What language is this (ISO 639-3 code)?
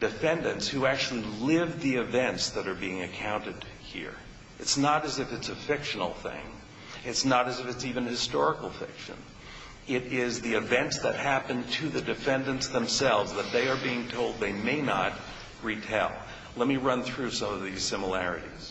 eng